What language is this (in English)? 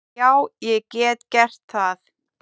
Icelandic